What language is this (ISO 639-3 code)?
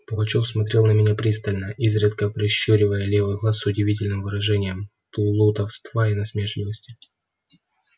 rus